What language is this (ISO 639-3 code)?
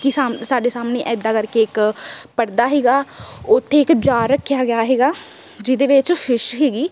pan